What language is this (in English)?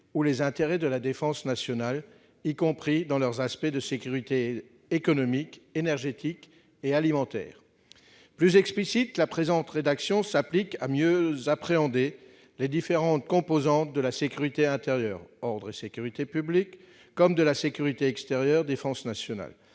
French